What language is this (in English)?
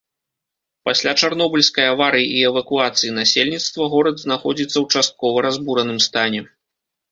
Belarusian